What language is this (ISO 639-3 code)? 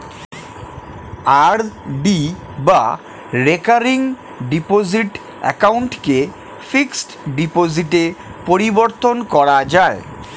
ben